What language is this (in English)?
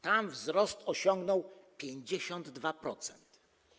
Polish